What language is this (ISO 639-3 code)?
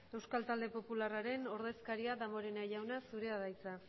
eus